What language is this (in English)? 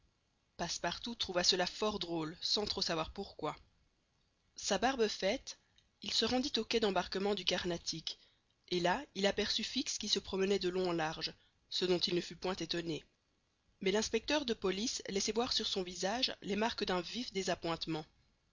French